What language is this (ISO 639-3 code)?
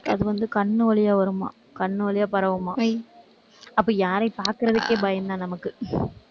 tam